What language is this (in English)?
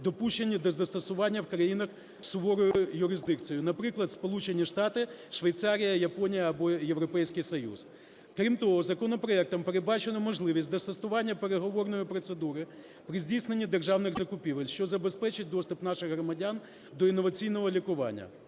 Ukrainian